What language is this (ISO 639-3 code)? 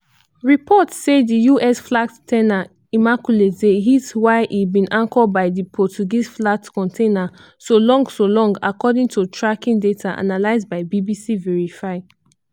pcm